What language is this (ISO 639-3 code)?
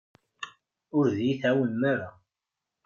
kab